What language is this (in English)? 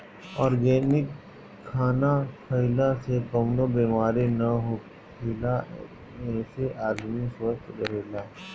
Bhojpuri